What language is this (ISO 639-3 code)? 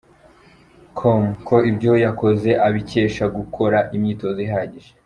kin